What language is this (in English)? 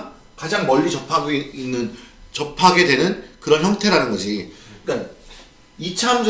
Korean